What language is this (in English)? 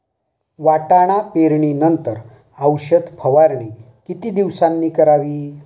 Marathi